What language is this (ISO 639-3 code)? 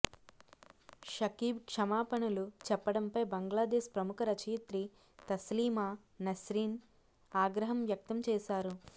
tel